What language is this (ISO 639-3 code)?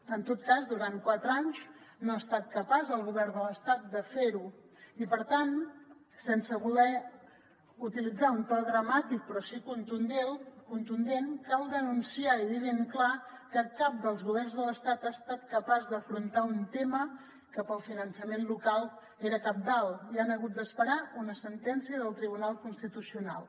cat